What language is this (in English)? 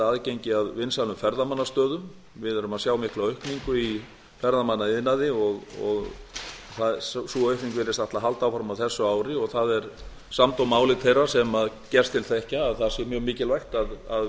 Icelandic